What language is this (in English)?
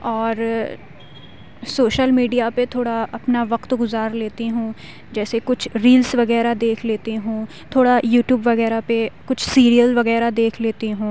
Urdu